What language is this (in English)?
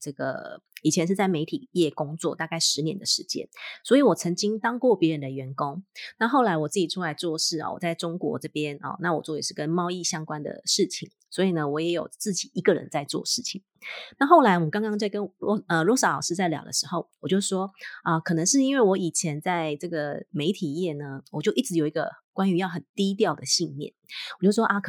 Chinese